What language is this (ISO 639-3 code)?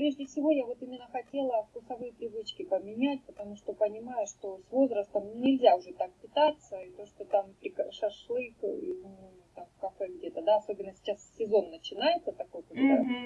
rus